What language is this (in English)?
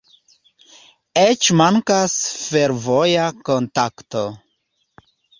Esperanto